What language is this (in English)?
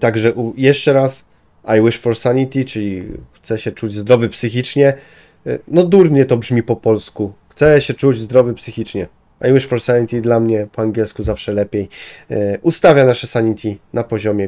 Polish